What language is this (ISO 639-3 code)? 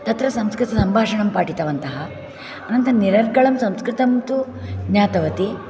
san